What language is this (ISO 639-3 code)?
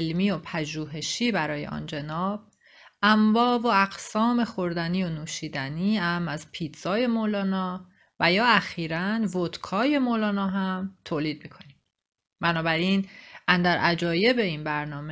fas